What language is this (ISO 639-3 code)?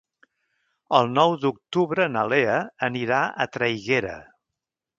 cat